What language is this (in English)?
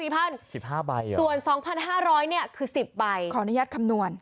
Thai